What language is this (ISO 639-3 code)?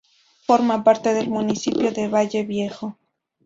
spa